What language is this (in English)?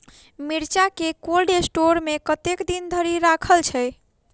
Maithili